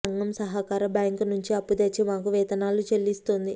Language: Telugu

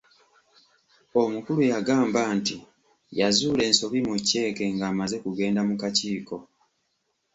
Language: Ganda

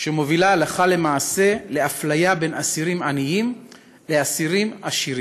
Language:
Hebrew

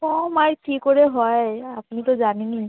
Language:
Bangla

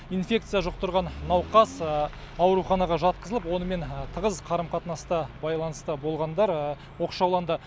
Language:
Kazakh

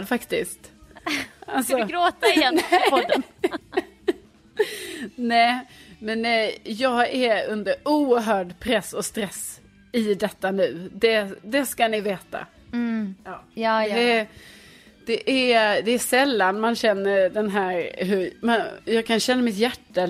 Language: Swedish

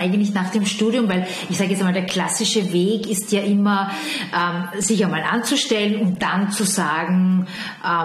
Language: German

